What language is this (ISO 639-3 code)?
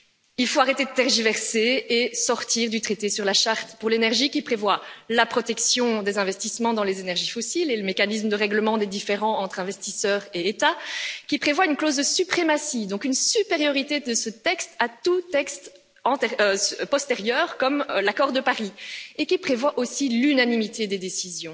fra